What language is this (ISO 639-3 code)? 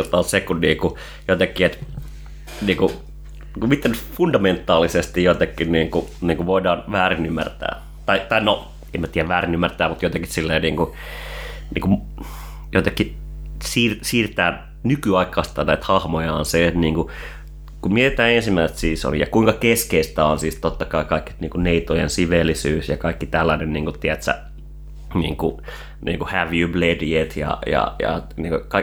fin